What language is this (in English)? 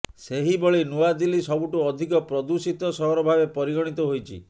Odia